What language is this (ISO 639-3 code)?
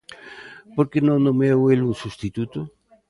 glg